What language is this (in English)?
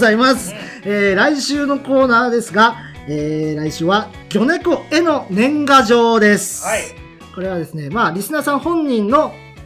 Japanese